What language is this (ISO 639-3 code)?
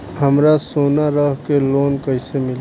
bho